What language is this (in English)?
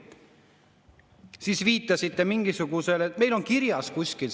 Estonian